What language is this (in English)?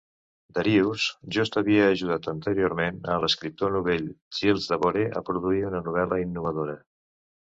Catalan